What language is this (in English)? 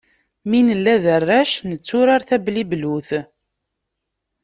Kabyle